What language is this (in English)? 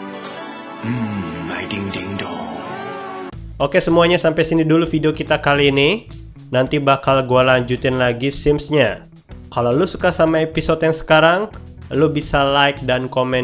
Indonesian